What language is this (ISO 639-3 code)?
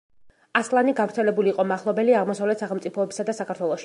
kat